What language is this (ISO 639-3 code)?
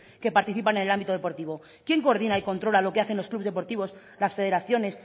spa